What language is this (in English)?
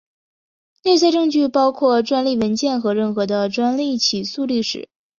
Chinese